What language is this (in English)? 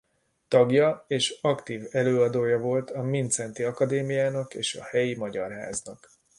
Hungarian